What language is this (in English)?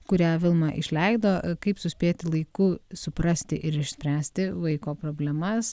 Lithuanian